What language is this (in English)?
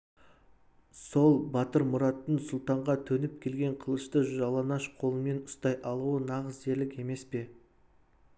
Kazakh